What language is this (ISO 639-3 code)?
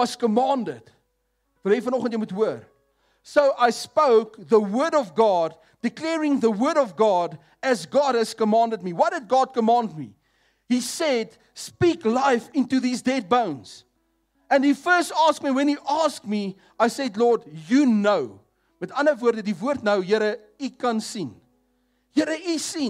nld